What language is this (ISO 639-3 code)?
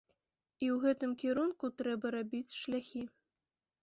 bel